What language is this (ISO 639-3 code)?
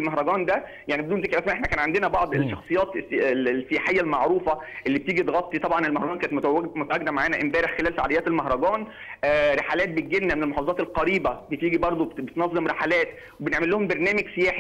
ara